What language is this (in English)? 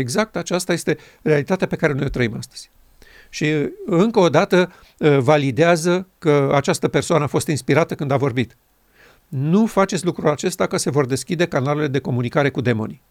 Romanian